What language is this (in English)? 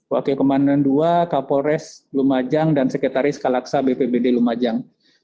Indonesian